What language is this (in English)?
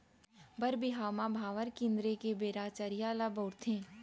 Chhattisgarhi